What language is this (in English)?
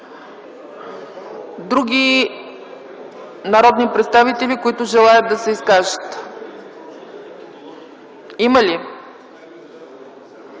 Bulgarian